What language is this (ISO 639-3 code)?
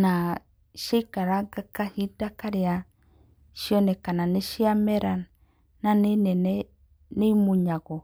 kik